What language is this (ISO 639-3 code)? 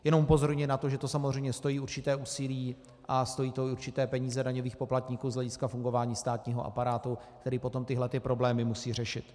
ces